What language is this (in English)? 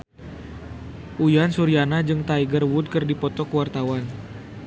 Sundanese